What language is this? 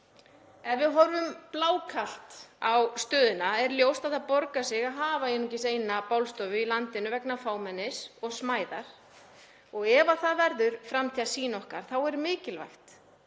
Icelandic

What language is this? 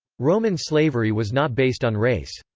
English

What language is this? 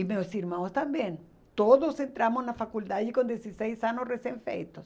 Portuguese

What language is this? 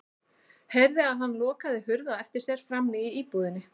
Icelandic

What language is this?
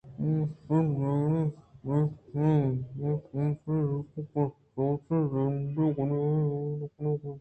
Eastern Balochi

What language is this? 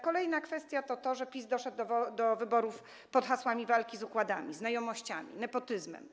Polish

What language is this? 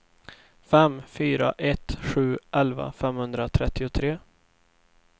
Swedish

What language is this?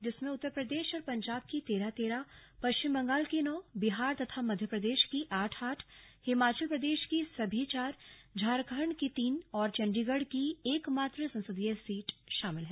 Hindi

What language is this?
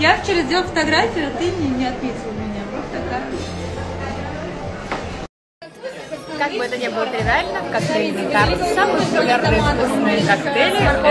Russian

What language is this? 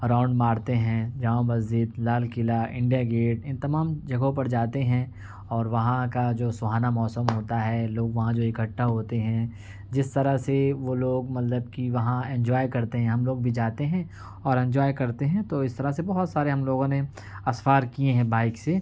Urdu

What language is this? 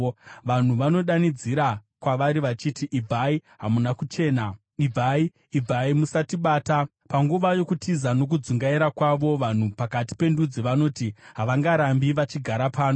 Shona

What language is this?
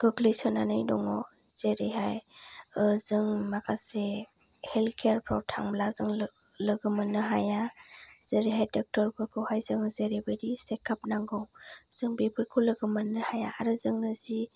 Bodo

